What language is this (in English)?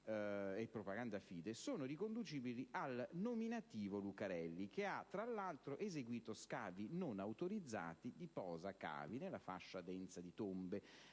Italian